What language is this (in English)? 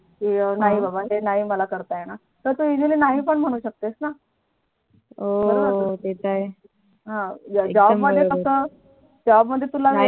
Marathi